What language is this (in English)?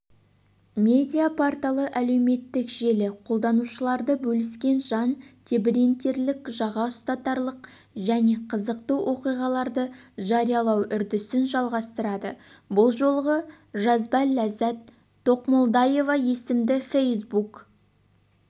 Kazakh